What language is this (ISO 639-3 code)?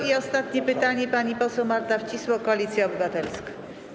pol